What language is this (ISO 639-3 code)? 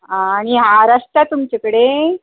kok